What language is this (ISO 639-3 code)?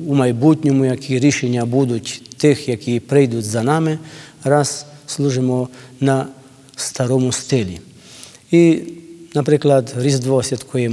ukr